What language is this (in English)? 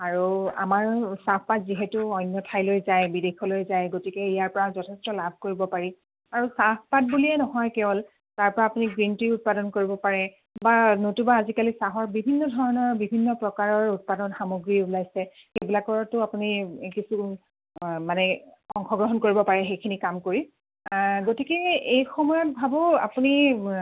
Assamese